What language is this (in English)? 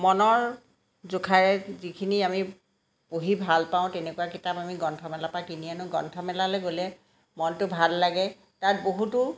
Assamese